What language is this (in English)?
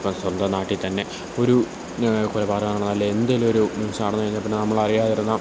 Malayalam